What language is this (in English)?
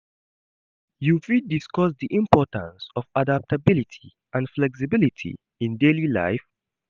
Nigerian Pidgin